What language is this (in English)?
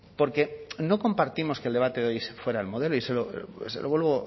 Spanish